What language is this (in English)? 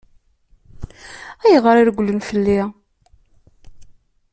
Kabyle